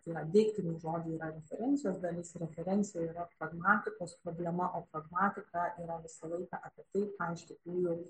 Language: Lithuanian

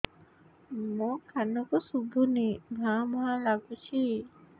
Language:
Odia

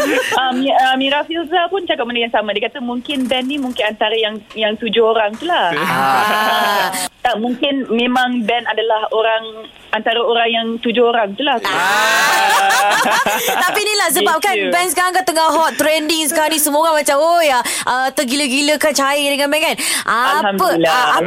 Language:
Malay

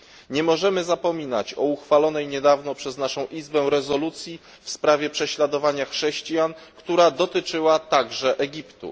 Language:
Polish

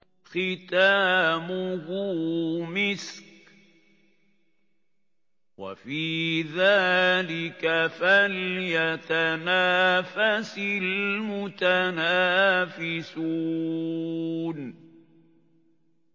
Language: Arabic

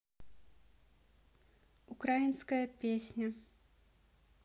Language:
Russian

